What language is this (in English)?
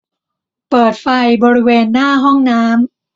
Thai